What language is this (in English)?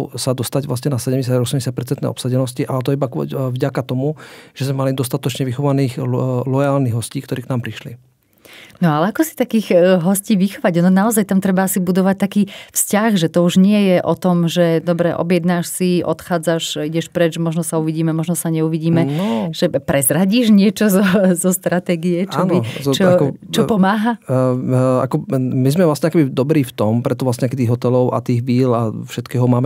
Slovak